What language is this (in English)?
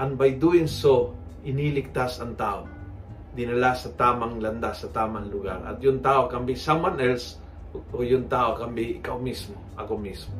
Filipino